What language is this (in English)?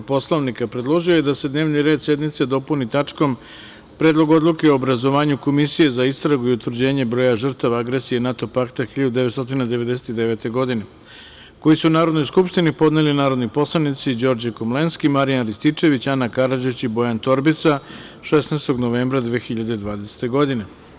Serbian